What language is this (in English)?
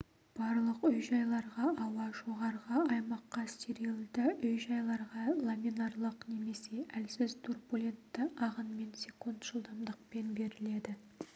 Kazakh